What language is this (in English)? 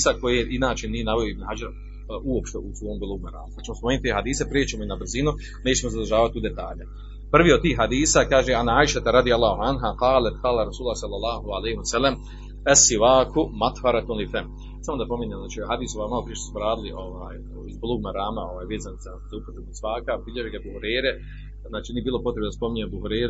Croatian